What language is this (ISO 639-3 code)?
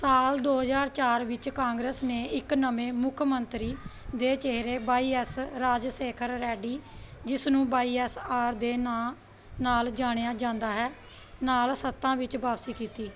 pan